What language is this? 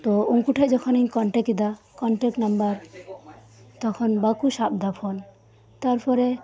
Santali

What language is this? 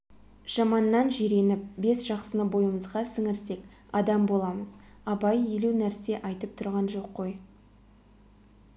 Kazakh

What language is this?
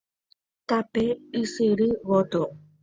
Guarani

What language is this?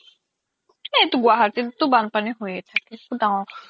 Assamese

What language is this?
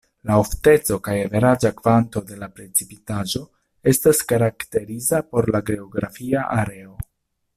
Esperanto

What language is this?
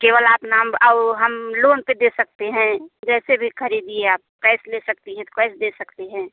Hindi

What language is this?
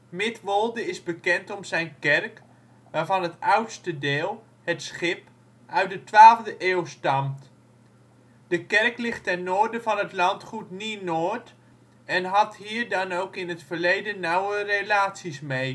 Dutch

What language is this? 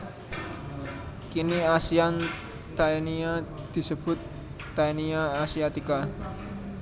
Javanese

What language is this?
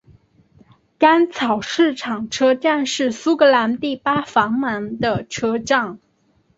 Chinese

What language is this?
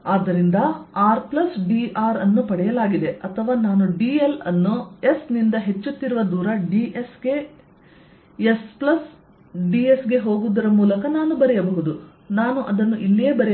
Kannada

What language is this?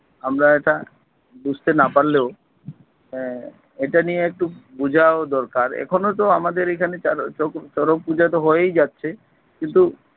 Bangla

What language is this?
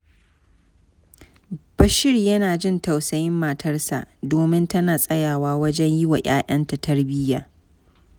Hausa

